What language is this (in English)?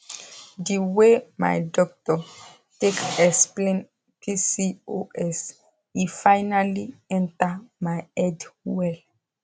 Nigerian Pidgin